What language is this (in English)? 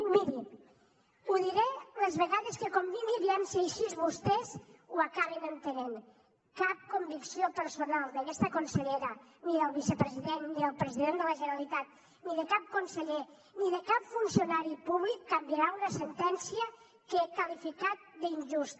Catalan